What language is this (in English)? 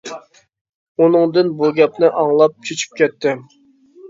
Uyghur